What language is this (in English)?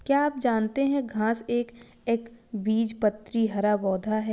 Hindi